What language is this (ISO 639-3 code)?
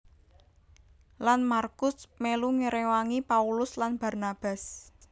jav